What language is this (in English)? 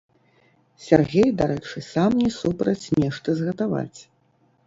Belarusian